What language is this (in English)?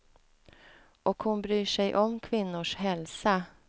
Swedish